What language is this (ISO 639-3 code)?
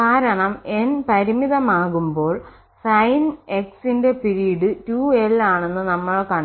mal